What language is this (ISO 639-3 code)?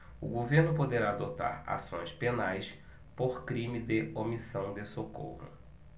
por